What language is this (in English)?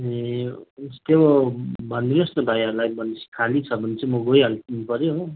Nepali